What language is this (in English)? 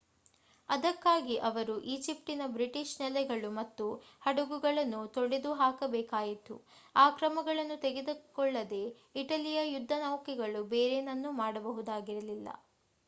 Kannada